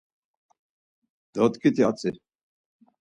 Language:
Laz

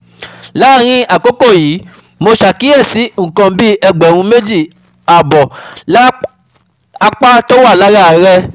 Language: Yoruba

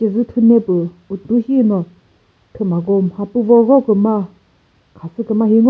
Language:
Chokri Naga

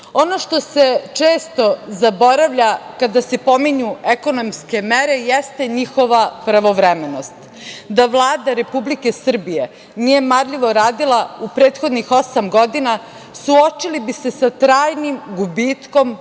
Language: Serbian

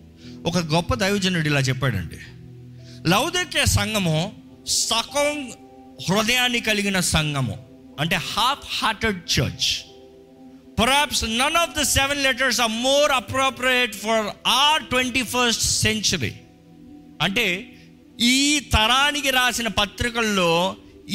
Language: Telugu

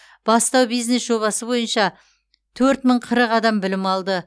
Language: Kazakh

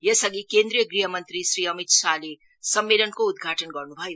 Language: Nepali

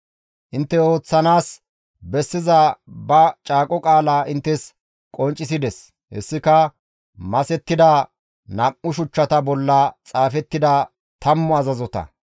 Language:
Gamo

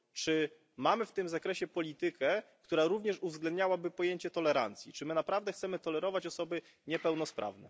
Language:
Polish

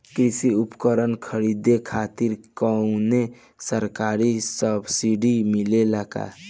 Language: Bhojpuri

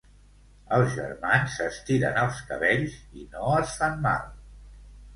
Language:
Catalan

